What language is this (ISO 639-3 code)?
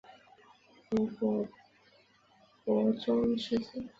zho